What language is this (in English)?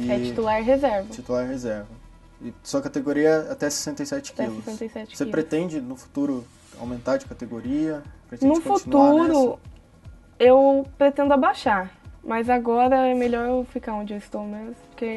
Portuguese